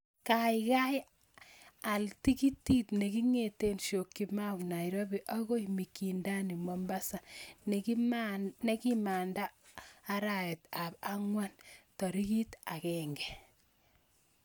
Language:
Kalenjin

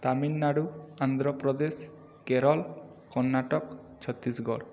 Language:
Odia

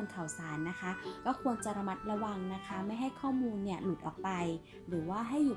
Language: Thai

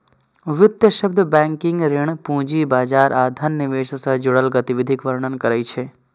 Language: Maithili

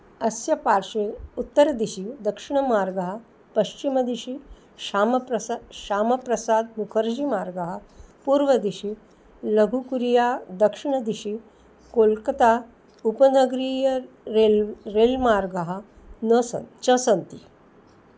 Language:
Sanskrit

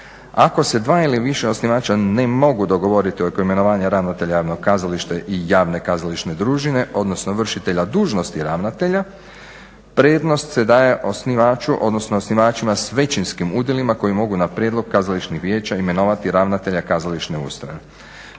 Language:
Croatian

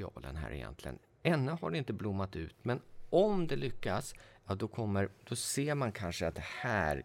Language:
Swedish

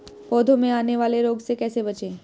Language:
Hindi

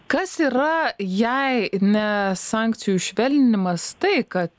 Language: Lithuanian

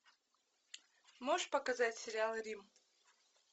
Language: Russian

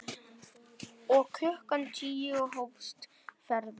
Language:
Icelandic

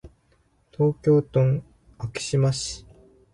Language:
Japanese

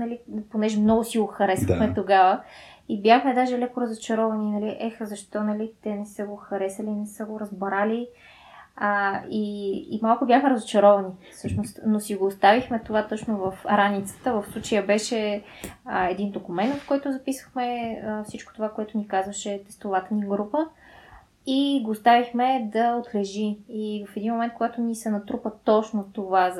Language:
Bulgarian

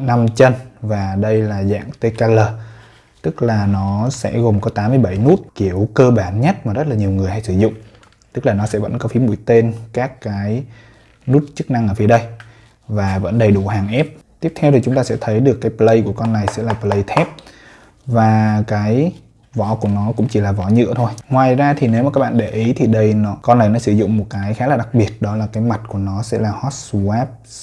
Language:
Vietnamese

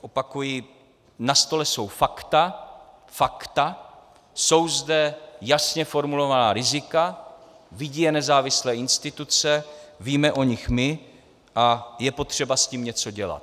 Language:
Czech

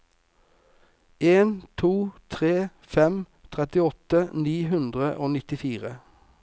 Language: Norwegian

